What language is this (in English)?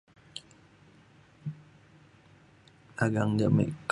Mainstream Kenyah